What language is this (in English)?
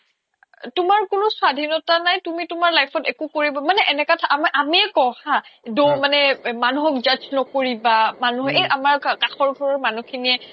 Assamese